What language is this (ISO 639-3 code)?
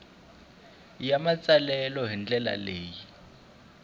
tso